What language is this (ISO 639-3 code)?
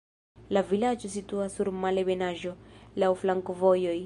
epo